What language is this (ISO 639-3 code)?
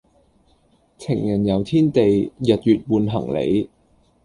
yue